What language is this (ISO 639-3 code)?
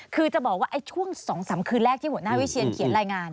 tha